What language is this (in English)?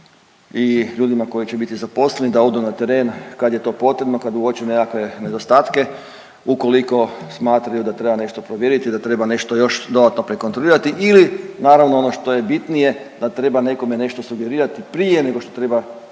Croatian